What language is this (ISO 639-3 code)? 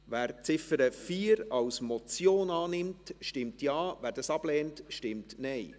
gsw